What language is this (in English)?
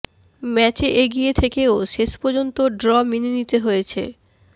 Bangla